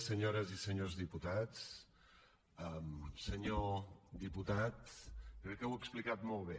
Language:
Catalan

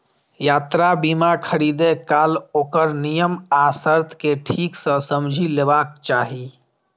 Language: Maithili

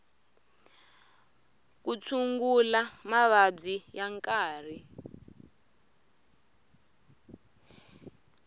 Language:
Tsonga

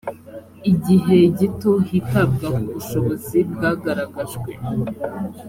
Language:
Kinyarwanda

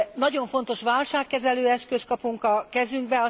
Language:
Hungarian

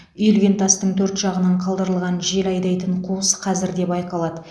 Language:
Kazakh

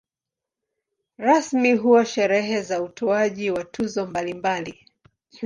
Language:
Swahili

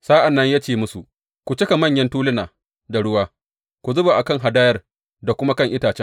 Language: Hausa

